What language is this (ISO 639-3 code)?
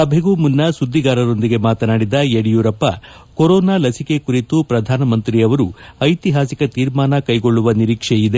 kan